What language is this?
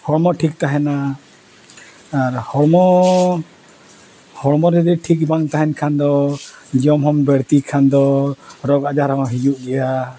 Santali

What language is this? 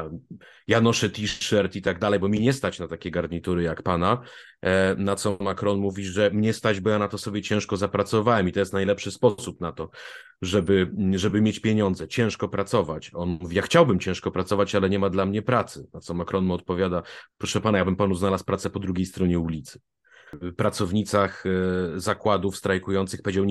Polish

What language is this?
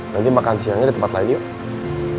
Indonesian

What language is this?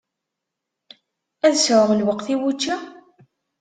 Kabyle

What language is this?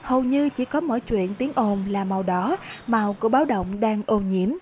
Vietnamese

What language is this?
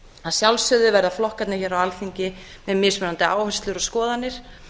Icelandic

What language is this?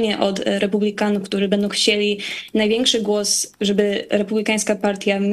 Polish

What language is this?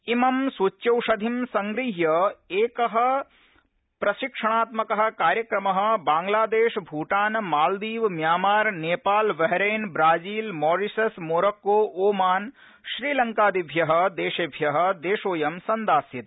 Sanskrit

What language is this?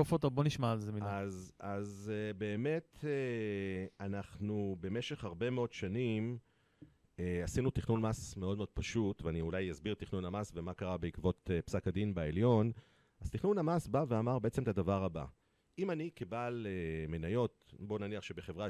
Hebrew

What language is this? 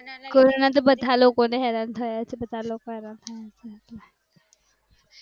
Gujarati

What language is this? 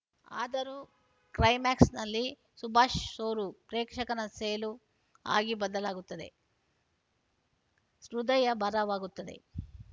Kannada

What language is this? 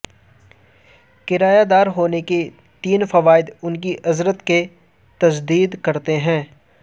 Urdu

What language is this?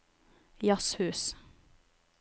Norwegian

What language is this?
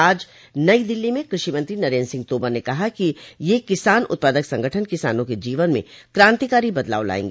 Hindi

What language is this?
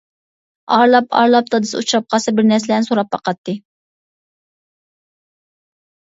Uyghur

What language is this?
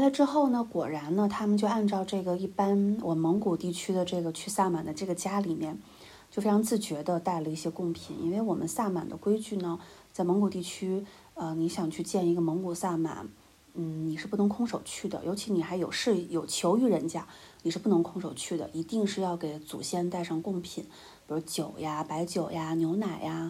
Chinese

